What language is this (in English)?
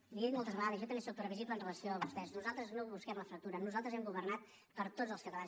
Catalan